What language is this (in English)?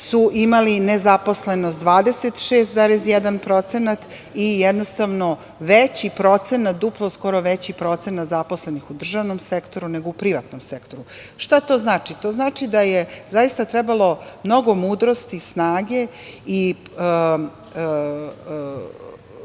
Serbian